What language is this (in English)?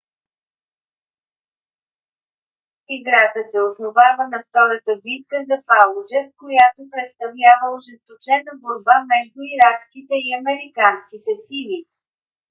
Bulgarian